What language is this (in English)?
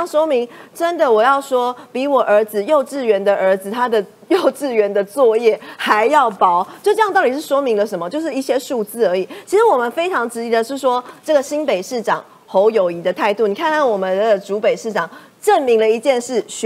Chinese